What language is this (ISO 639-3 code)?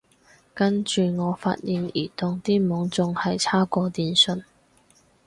yue